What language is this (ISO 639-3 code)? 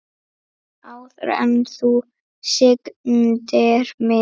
isl